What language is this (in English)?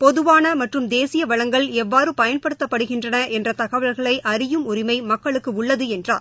Tamil